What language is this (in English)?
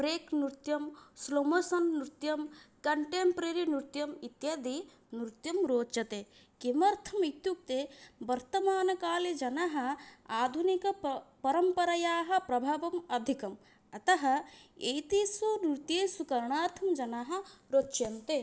Sanskrit